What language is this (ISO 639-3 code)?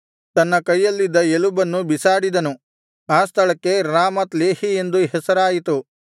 kan